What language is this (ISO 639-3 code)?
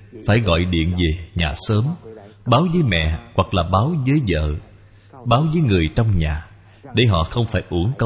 vie